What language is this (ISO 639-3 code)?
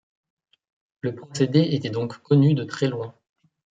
fra